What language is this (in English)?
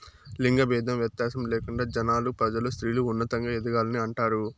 Telugu